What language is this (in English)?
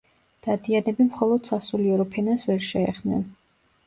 Georgian